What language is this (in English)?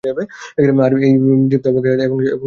Bangla